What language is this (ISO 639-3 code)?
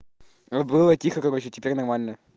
rus